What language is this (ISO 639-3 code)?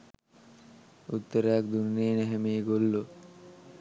sin